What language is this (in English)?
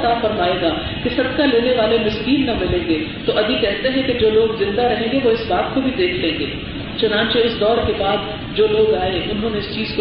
Urdu